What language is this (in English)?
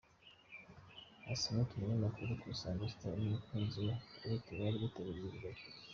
Kinyarwanda